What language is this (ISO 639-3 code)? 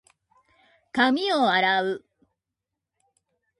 jpn